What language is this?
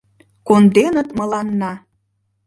Mari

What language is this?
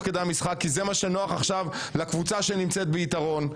Hebrew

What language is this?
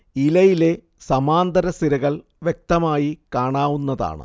Malayalam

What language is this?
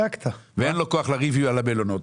Hebrew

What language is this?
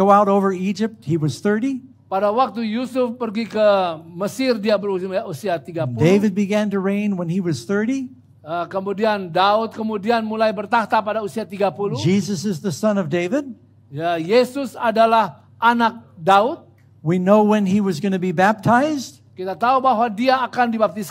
Indonesian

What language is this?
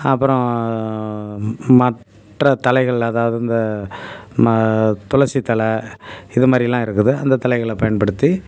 Tamil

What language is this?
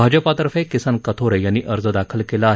Marathi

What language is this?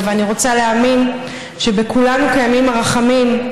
Hebrew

